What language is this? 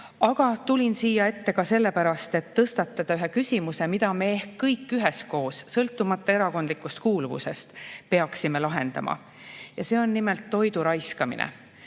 Estonian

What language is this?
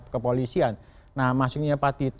Indonesian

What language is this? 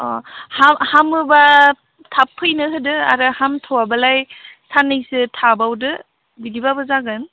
Bodo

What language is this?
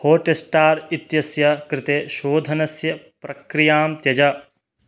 Sanskrit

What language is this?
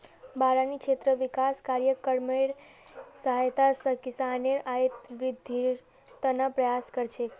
Magahi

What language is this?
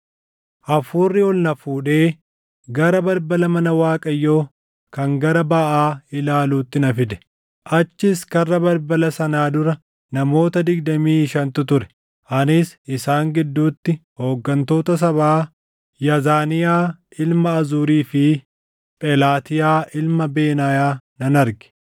Oromo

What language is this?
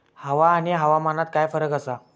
Marathi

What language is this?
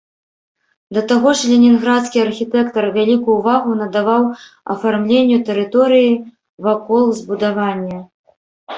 Belarusian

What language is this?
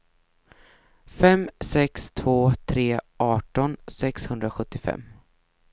Swedish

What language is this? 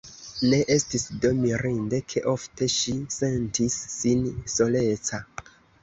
Esperanto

